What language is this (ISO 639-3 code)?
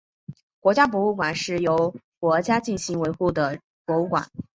zho